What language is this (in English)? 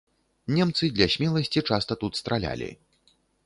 Belarusian